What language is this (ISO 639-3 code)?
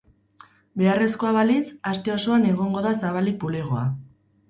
eus